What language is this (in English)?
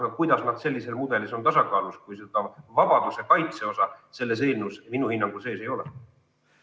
Estonian